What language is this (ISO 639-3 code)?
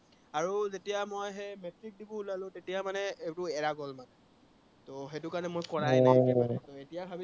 asm